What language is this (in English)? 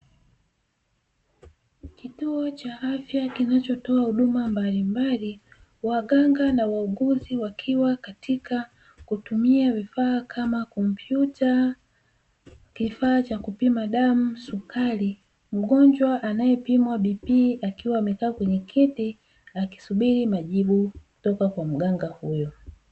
Swahili